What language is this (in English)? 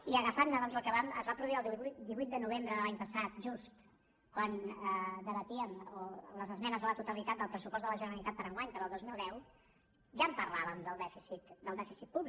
Catalan